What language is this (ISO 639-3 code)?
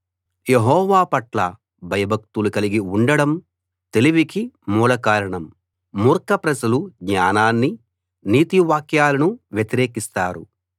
tel